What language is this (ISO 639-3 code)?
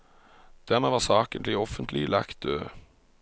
nor